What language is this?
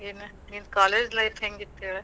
Kannada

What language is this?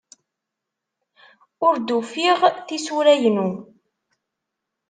Kabyle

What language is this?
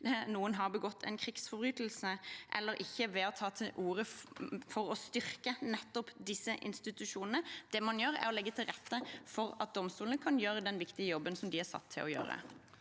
Norwegian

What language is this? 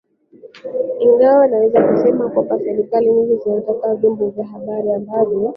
Swahili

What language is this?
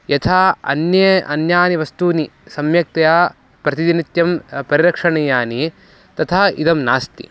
Sanskrit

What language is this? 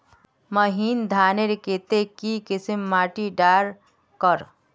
Magahi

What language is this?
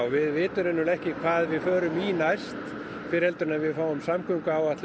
Icelandic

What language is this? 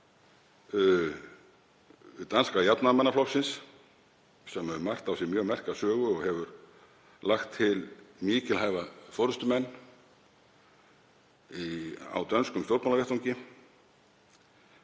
Icelandic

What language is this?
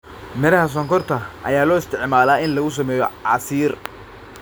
Somali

